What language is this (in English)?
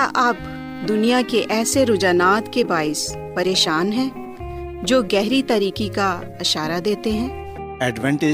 Urdu